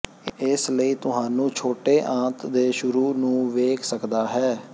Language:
Punjabi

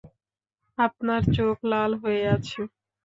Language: Bangla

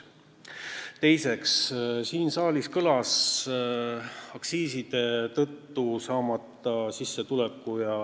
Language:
Estonian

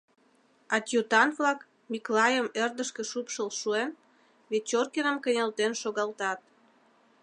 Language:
Mari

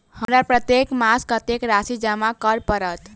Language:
Maithili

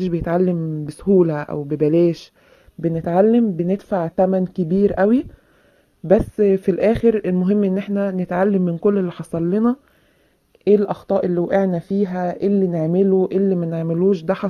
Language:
Arabic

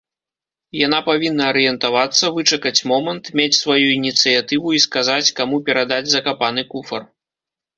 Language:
Belarusian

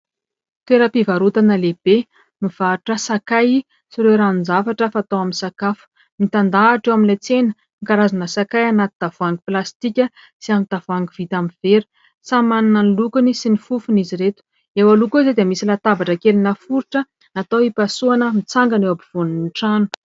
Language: Malagasy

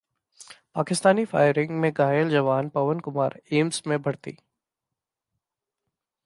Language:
Hindi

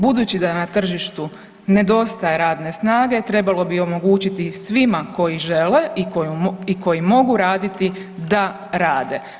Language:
Croatian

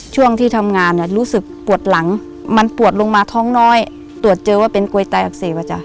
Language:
Thai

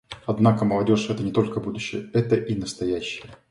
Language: Russian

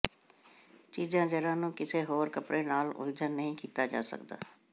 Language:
Punjabi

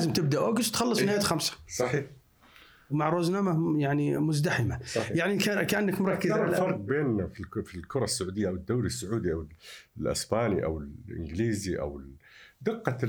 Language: Arabic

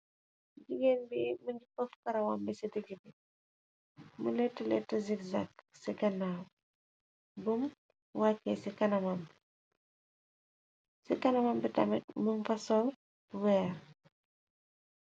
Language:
Wolof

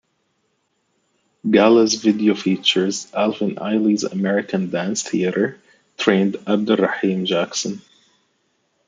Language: English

